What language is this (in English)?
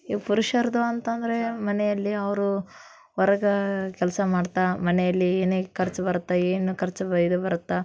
Kannada